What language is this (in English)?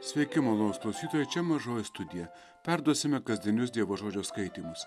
Lithuanian